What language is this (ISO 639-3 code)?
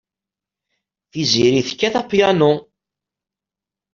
kab